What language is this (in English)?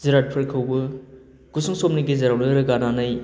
Bodo